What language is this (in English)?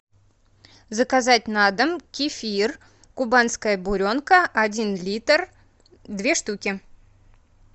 Russian